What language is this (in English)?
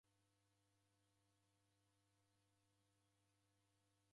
Taita